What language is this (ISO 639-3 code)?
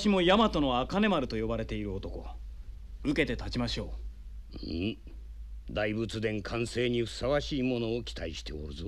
jpn